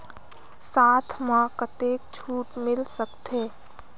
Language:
Chhattisgarhi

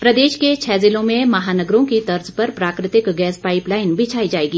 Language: Hindi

